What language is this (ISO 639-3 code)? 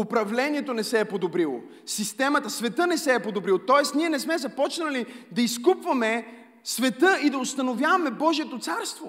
bul